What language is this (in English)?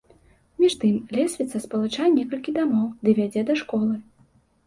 Belarusian